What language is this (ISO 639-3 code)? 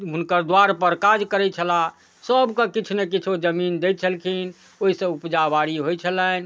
mai